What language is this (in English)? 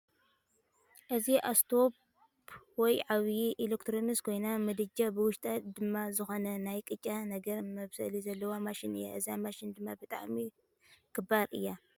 Tigrinya